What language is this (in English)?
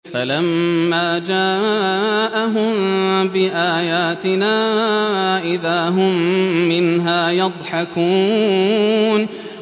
Arabic